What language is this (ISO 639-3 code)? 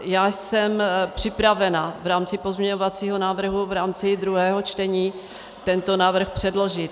ces